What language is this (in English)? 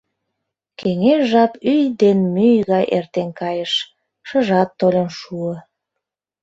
Mari